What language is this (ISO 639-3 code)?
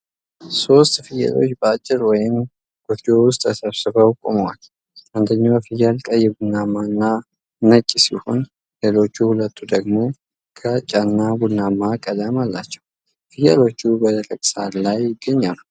amh